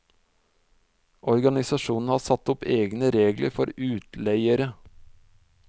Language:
Norwegian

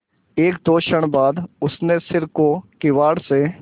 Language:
Hindi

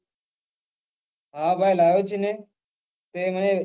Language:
Gujarati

